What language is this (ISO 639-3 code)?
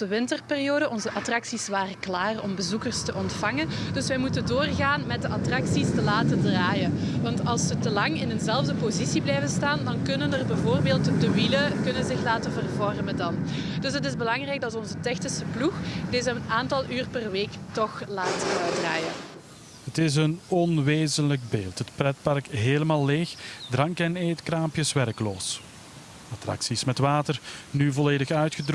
nld